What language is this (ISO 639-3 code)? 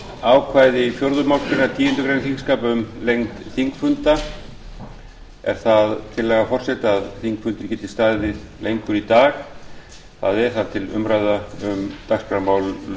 isl